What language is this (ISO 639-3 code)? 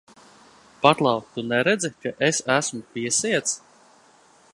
lav